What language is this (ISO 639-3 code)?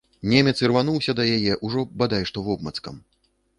bel